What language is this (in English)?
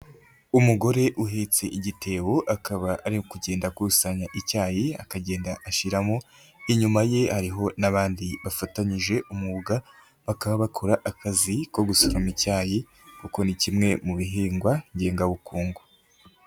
Kinyarwanda